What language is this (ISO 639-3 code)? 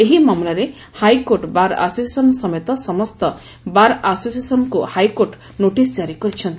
ori